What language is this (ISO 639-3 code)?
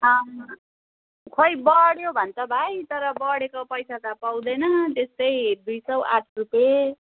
nep